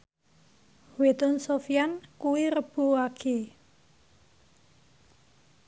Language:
Javanese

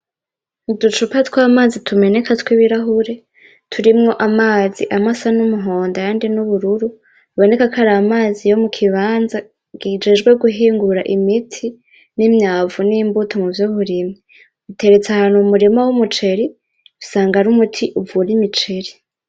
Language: Rundi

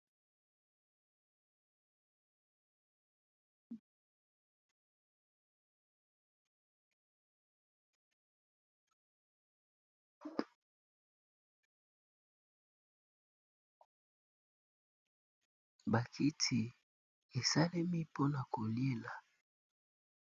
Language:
Lingala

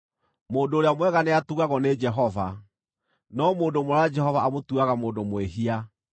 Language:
Kikuyu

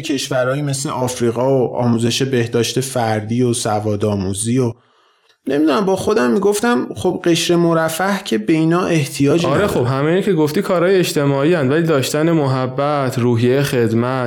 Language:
Persian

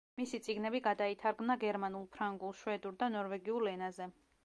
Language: Georgian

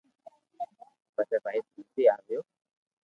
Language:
Loarki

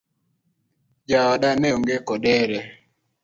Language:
Luo (Kenya and Tanzania)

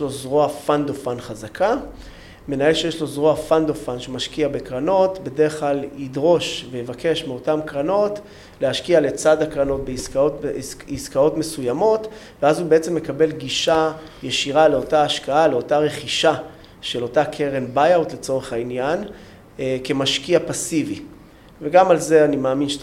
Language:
Hebrew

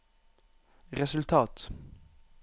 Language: Norwegian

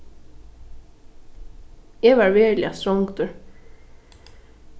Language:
Faroese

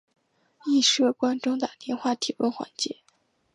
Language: Chinese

